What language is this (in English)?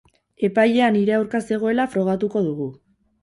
Basque